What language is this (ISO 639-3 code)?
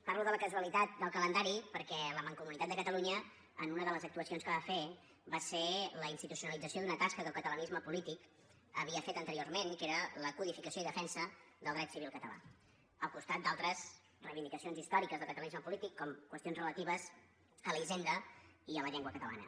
cat